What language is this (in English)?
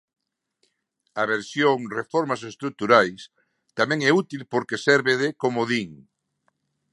Galician